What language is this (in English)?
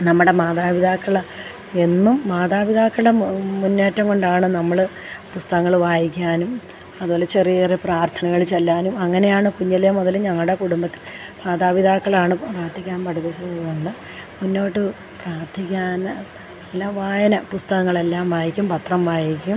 Malayalam